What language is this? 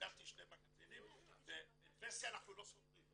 Hebrew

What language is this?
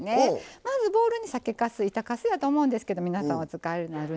Japanese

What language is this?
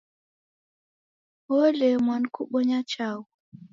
Taita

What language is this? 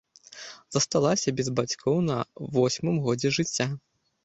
Belarusian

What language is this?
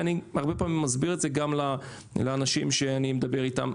Hebrew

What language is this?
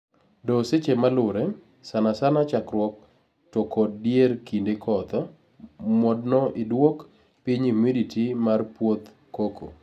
Luo (Kenya and Tanzania)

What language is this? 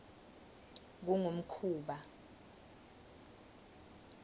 Swati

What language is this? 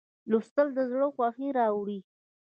Pashto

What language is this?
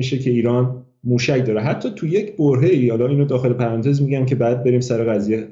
Persian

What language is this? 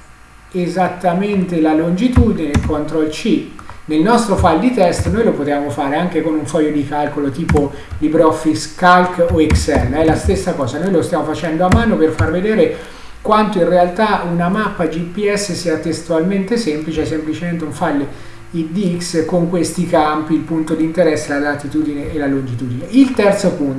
Italian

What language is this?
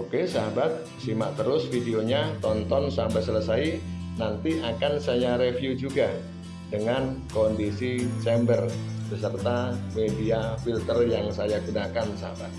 Indonesian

